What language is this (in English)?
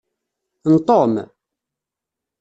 Kabyle